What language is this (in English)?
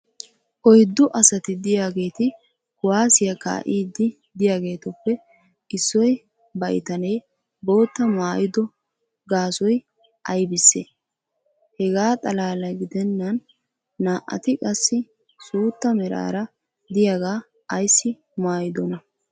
Wolaytta